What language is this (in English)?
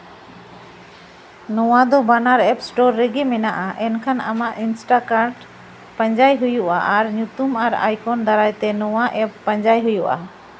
Santali